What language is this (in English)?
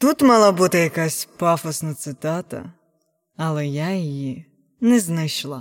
Ukrainian